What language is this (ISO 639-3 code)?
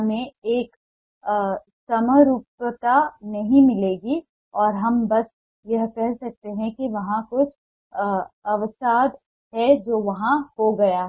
hin